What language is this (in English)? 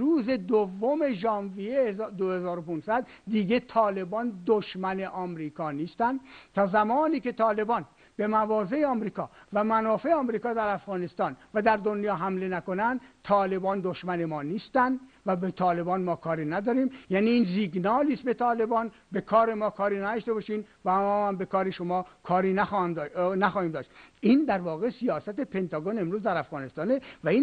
Persian